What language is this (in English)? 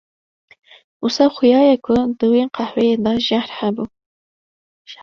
Kurdish